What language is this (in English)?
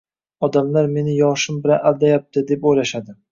Uzbek